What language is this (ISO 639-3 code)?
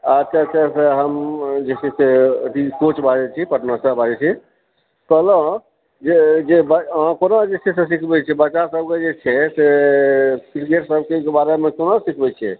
mai